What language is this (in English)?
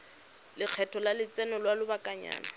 Tswana